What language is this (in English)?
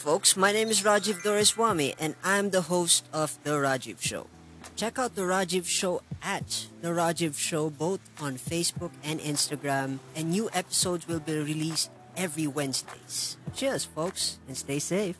Filipino